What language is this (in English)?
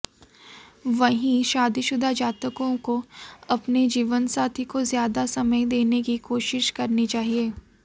Hindi